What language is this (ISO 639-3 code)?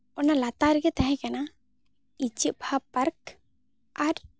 sat